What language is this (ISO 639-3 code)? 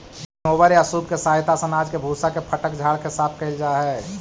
mag